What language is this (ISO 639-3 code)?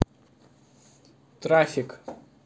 rus